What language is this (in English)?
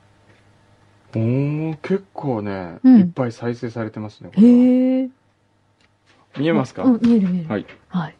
Japanese